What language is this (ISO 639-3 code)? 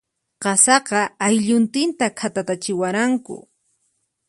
qxp